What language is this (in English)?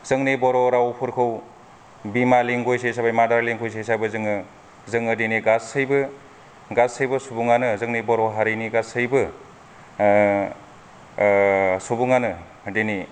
Bodo